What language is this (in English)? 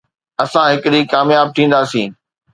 Sindhi